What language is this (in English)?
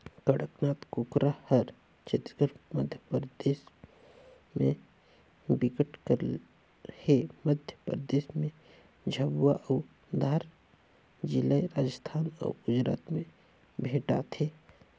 Chhattisgarhi